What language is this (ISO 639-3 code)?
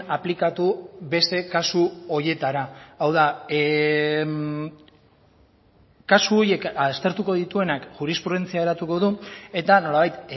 eus